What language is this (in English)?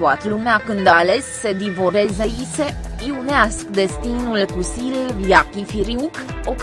Romanian